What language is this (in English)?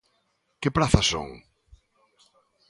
Galician